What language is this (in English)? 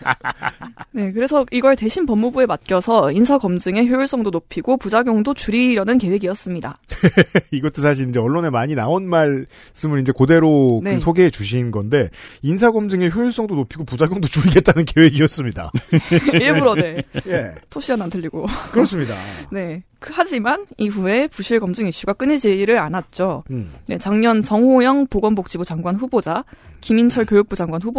Korean